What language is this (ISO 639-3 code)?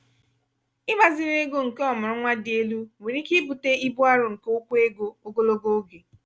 ibo